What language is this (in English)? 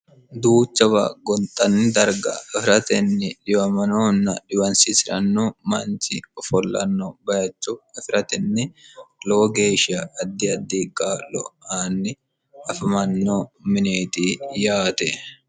Sidamo